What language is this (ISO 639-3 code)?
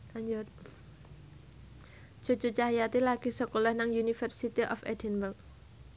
jav